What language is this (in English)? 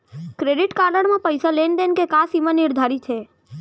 Chhattisgarhi